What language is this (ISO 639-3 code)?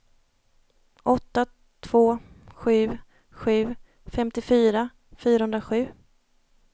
swe